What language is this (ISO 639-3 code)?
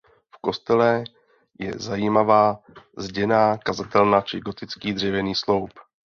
ces